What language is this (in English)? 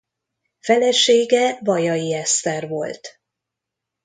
Hungarian